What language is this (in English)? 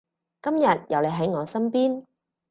Cantonese